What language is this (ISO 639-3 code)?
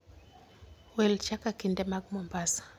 luo